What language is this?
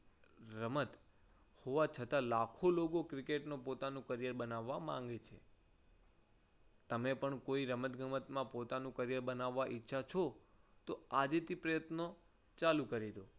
Gujarati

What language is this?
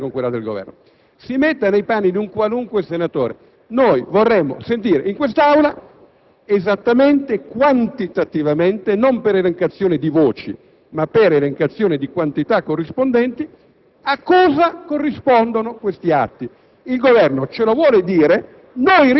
Italian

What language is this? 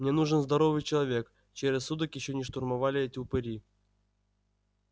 Russian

